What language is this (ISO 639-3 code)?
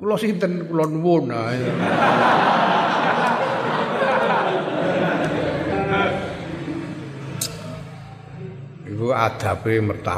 ind